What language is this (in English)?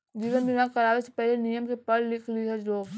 Bhojpuri